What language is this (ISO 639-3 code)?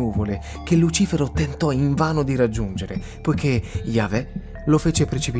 ita